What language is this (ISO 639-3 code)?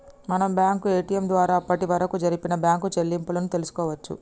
tel